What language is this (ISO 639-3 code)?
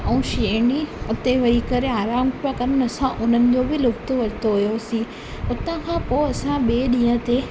snd